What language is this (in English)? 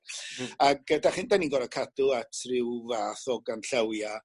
Welsh